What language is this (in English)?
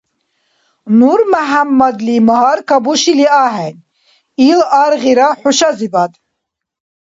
Dargwa